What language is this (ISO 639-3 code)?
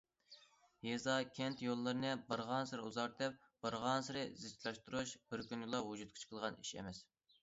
uig